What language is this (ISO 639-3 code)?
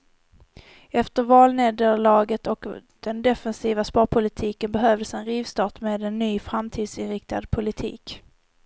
swe